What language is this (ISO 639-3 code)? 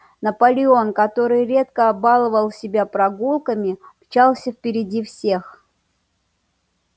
rus